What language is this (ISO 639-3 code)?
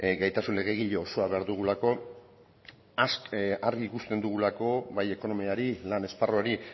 eus